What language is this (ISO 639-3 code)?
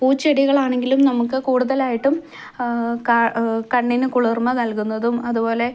mal